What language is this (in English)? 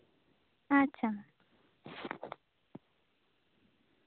Santali